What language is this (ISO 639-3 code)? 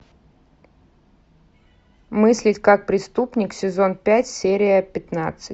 rus